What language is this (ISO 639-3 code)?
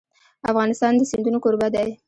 pus